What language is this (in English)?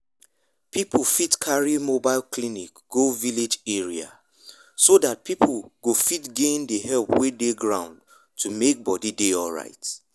Nigerian Pidgin